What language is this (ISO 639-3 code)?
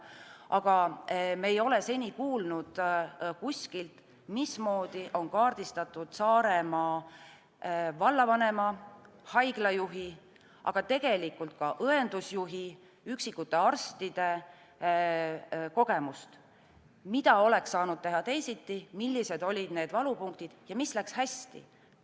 est